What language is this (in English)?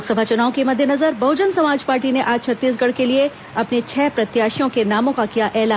Hindi